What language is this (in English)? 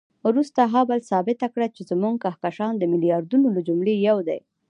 Pashto